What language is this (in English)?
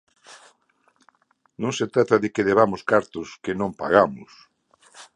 Galician